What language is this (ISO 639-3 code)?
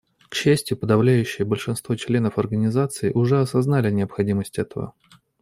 rus